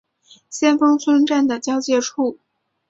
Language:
Chinese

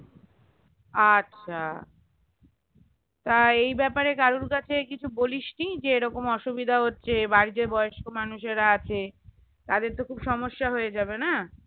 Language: Bangla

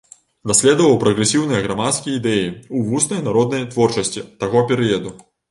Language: Belarusian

